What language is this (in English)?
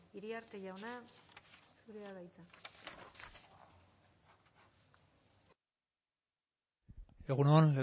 Basque